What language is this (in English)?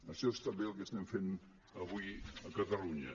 Catalan